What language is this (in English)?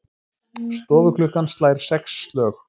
Icelandic